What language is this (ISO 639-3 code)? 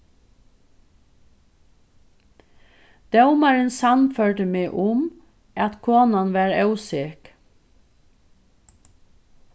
fao